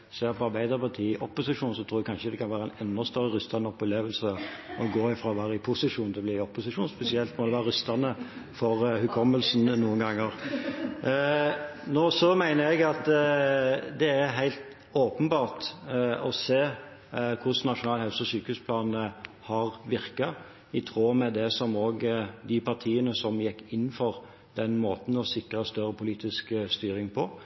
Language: Norwegian Bokmål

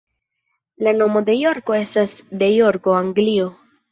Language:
Esperanto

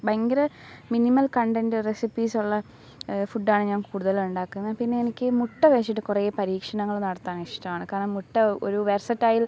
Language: Malayalam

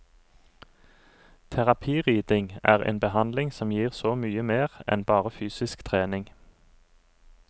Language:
Norwegian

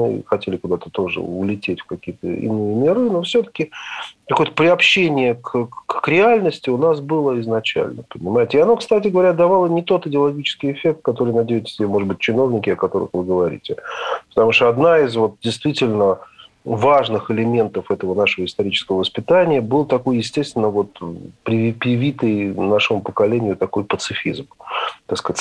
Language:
Russian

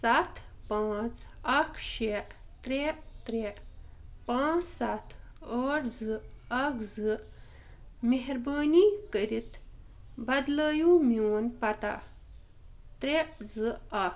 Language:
Kashmiri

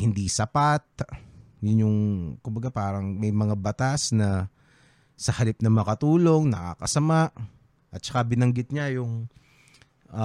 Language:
Filipino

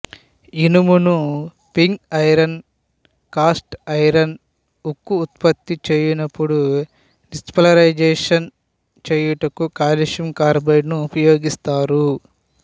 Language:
Telugu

